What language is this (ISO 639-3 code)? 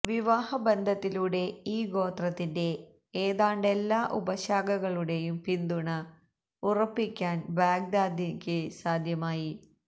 mal